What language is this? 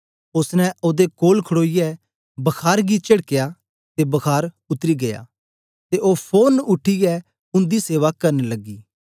Dogri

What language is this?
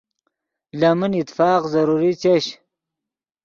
Yidgha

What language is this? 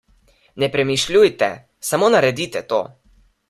Slovenian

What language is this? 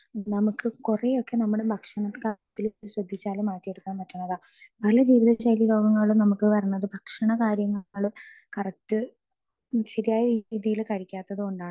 Malayalam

